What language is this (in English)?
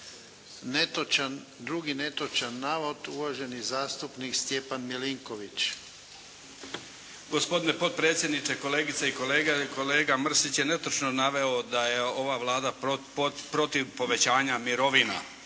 Croatian